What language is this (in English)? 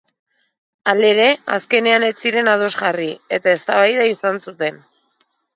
Basque